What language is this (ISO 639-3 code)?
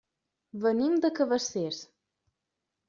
cat